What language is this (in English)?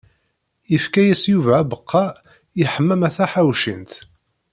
Kabyle